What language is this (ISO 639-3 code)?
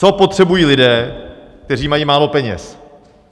ces